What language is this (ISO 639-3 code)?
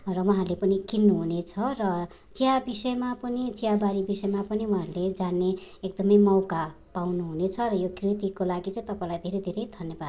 nep